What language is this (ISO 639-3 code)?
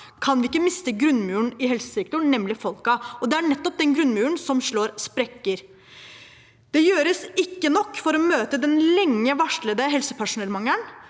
nor